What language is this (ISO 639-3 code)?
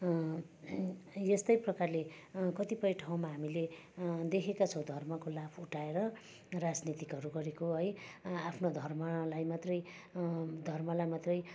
nep